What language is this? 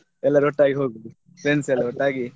Kannada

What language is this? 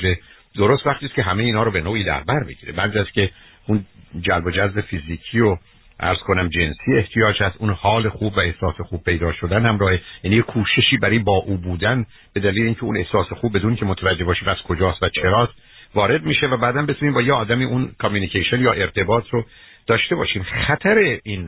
Persian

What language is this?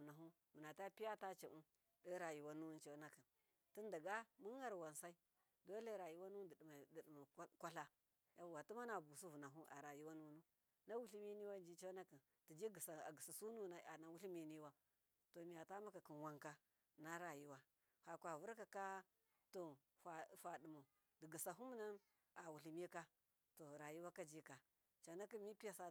Miya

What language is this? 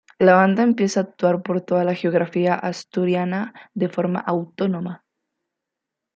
Spanish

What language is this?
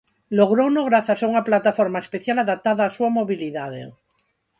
Galician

